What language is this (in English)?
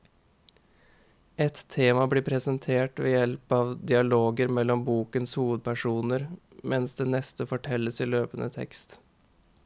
Norwegian